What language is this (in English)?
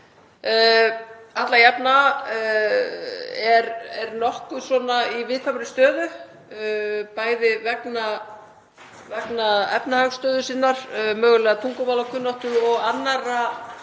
Icelandic